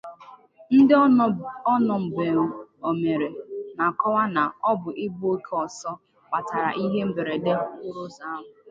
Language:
Igbo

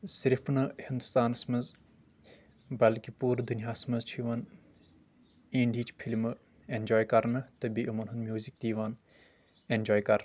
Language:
Kashmiri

